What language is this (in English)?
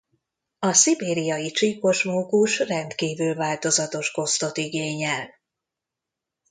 Hungarian